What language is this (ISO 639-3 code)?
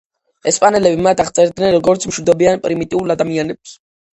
kat